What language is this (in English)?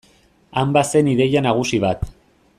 Basque